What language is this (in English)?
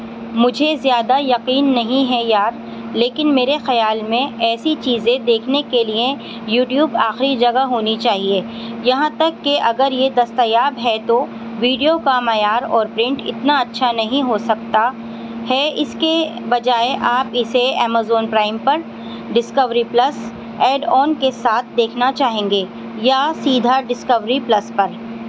Urdu